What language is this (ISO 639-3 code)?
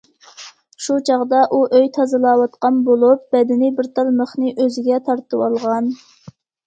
uig